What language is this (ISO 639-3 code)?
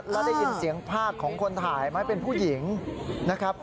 tha